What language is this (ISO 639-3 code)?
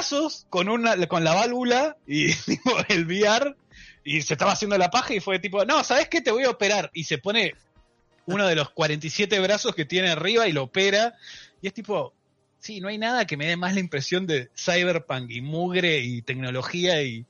spa